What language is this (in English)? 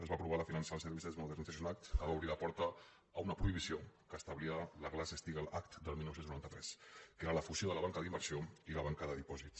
Catalan